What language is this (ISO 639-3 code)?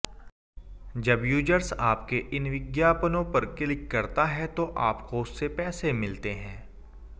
hin